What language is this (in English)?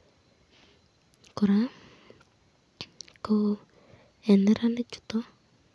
Kalenjin